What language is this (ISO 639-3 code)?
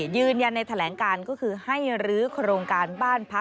tha